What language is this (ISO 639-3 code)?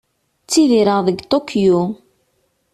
kab